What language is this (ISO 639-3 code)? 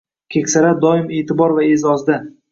uzb